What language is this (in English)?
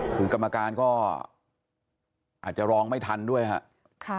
Thai